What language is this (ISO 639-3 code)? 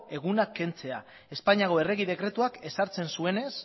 eus